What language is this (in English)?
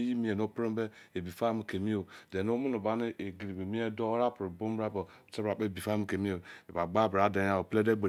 Izon